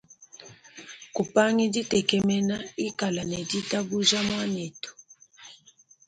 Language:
Luba-Lulua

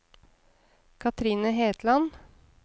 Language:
Norwegian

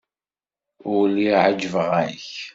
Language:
Kabyle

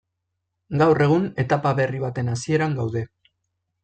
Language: Basque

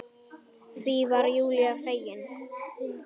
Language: Icelandic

